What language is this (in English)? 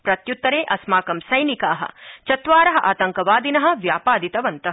Sanskrit